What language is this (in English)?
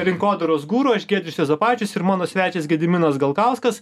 Lithuanian